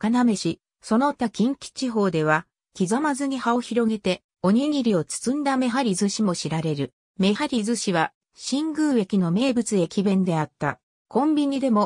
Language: Japanese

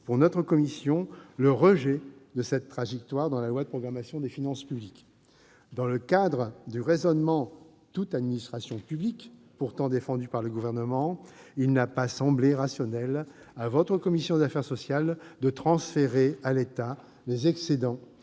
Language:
French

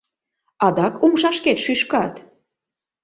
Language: Mari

